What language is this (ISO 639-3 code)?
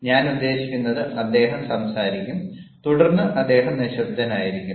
mal